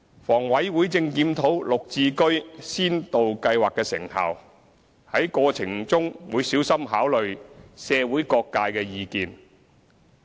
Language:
Cantonese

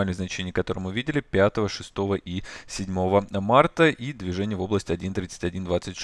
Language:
Russian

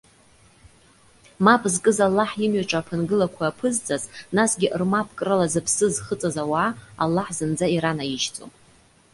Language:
Abkhazian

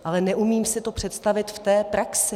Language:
Czech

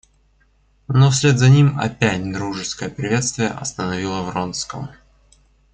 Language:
Russian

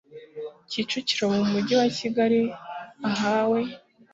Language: Kinyarwanda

